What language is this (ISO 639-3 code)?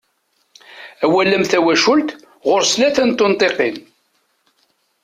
kab